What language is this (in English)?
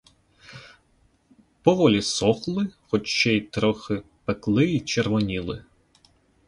Ukrainian